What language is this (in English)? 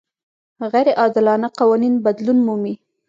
Pashto